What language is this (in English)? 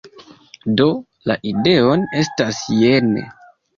Esperanto